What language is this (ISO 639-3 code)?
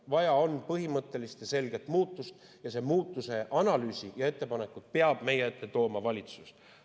est